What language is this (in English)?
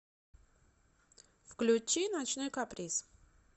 Russian